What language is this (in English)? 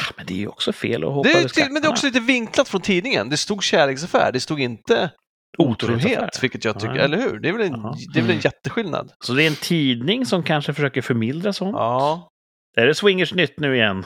Swedish